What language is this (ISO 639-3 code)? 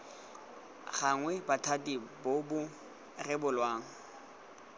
tsn